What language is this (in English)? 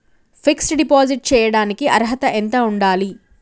Telugu